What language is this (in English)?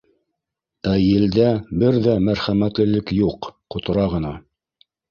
Bashkir